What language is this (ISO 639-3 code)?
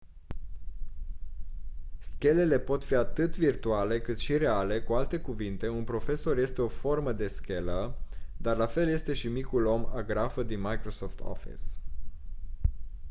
ron